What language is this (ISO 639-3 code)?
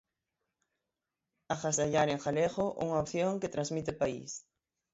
glg